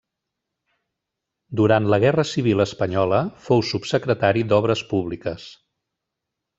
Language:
Catalan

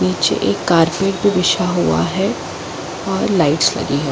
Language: Hindi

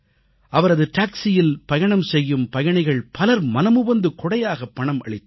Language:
Tamil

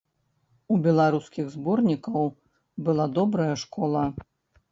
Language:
Belarusian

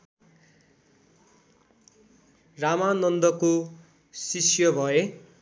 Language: Nepali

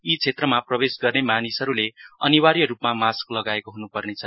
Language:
Nepali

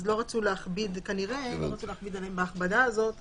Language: Hebrew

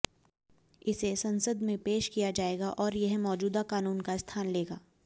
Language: Hindi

